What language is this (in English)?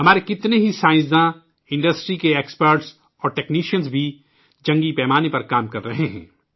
Urdu